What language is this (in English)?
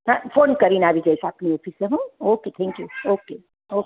Gujarati